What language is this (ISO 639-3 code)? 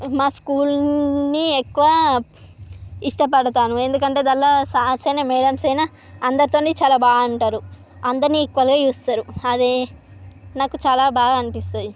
tel